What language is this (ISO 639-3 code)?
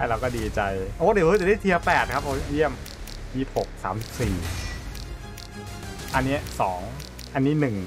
tha